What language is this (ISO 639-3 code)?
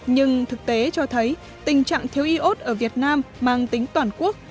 vie